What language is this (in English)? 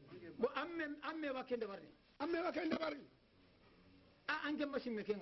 French